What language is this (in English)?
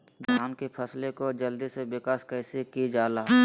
Magahi